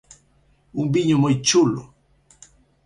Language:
Galician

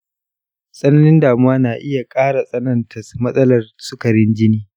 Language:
Hausa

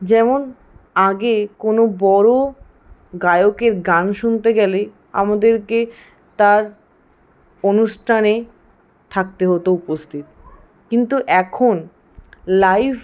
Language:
Bangla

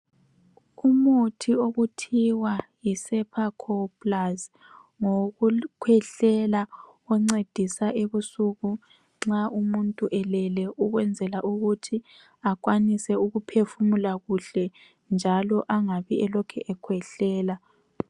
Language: North Ndebele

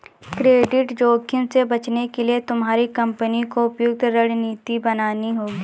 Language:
Hindi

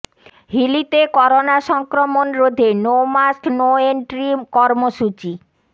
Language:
Bangla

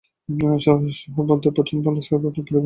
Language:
Bangla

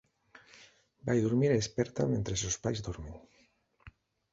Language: Galician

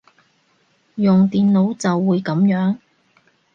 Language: Cantonese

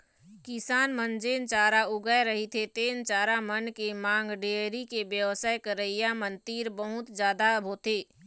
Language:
Chhattisgarhi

